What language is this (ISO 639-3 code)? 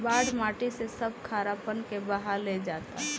bho